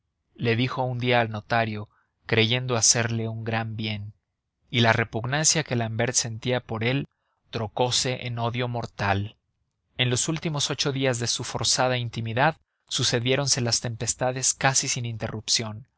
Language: Spanish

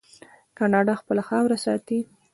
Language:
Pashto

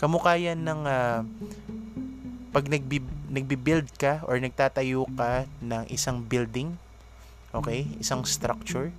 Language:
Filipino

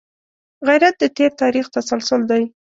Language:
Pashto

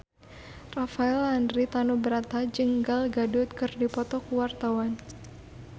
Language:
Sundanese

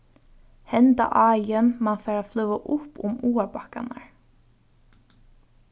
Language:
Faroese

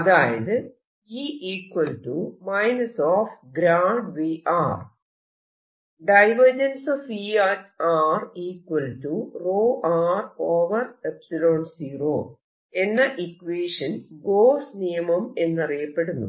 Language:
Malayalam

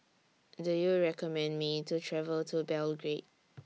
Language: English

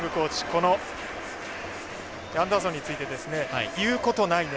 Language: Japanese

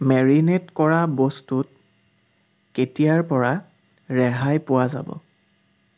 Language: Assamese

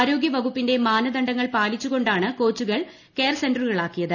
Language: Malayalam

